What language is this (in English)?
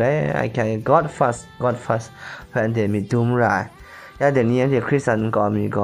Korean